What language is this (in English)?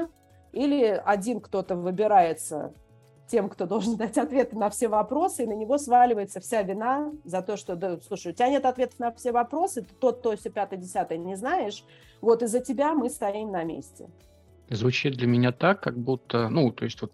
Russian